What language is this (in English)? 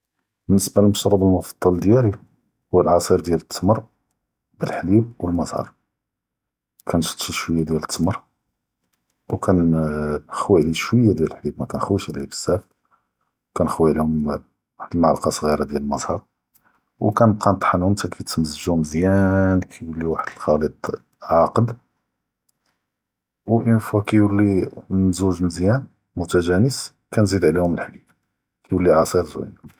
Judeo-Arabic